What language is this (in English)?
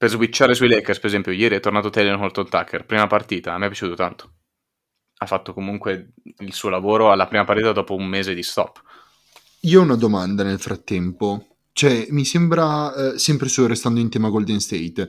Italian